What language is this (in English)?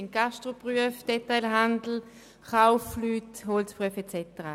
Swiss German